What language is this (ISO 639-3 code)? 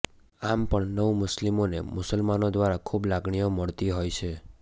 guj